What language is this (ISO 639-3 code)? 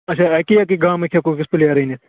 kas